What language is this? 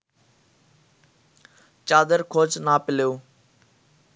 Bangla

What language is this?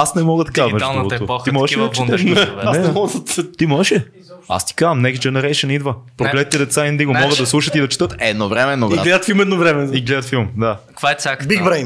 Bulgarian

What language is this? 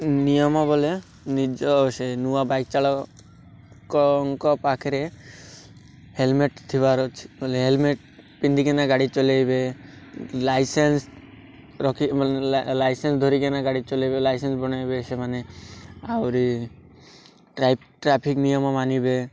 Odia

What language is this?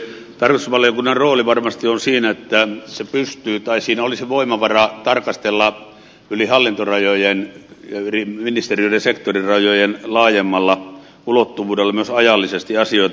Finnish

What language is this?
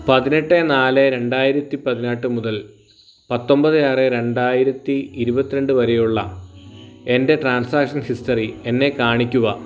Malayalam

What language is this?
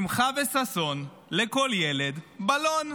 Hebrew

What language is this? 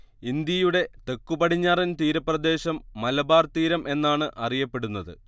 Malayalam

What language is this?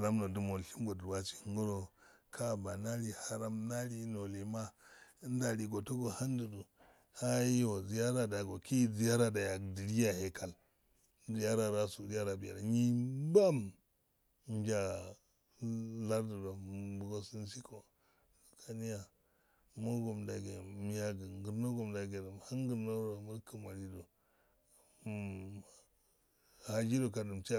Afade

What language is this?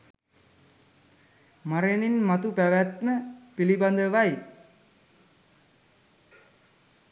Sinhala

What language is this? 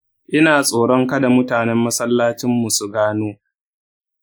Hausa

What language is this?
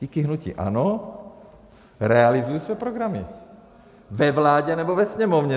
Czech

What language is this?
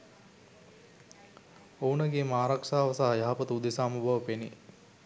Sinhala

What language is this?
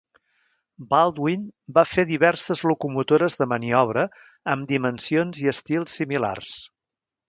Catalan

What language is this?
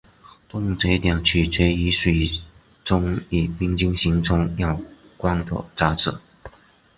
Chinese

